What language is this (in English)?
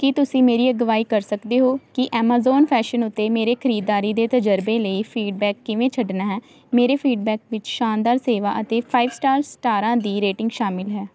Punjabi